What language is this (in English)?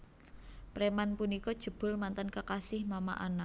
Javanese